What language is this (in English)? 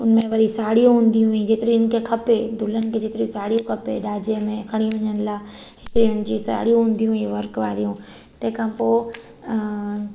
Sindhi